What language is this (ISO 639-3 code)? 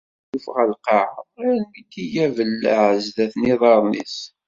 kab